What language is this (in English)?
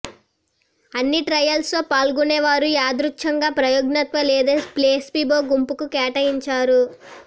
Telugu